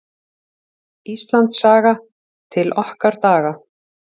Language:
Icelandic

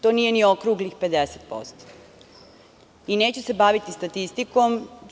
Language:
Serbian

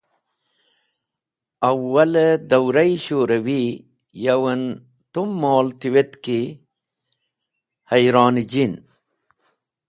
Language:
Wakhi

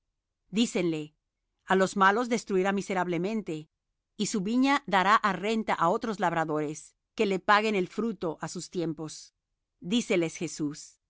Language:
Spanish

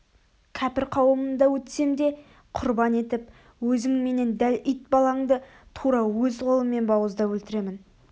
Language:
Kazakh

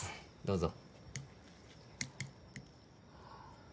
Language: Japanese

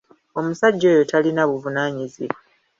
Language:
Ganda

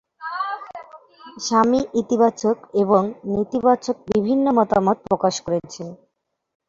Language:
Bangla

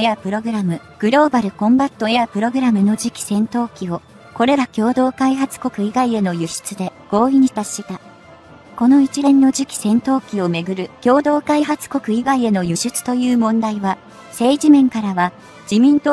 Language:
Japanese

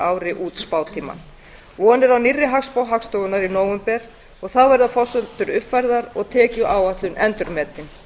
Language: Icelandic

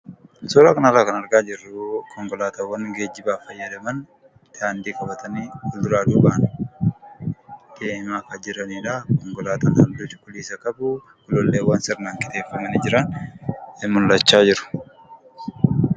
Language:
Oromo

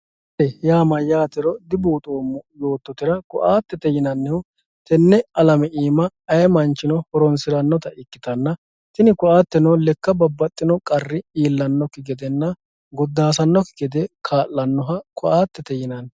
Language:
Sidamo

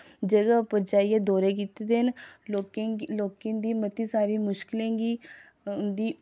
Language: Dogri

